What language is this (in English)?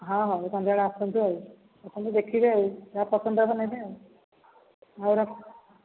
Odia